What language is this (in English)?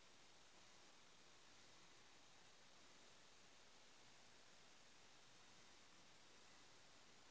Magahi